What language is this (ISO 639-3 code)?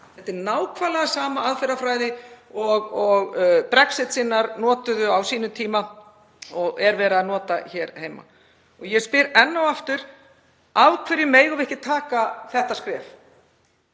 isl